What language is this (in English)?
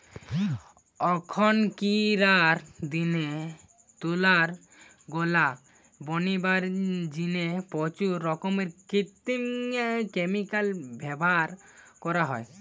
Bangla